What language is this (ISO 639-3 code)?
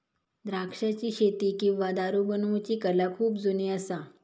mar